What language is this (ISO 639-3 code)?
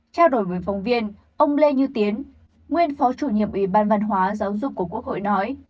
vie